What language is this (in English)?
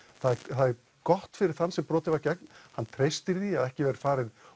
Icelandic